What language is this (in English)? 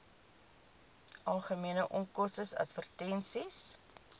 Afrikaans